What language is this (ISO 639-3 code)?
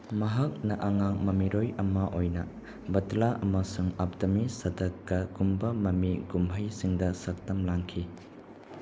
mni